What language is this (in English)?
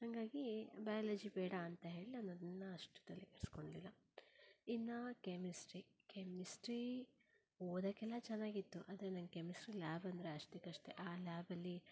Kannada